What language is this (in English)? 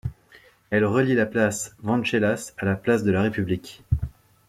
French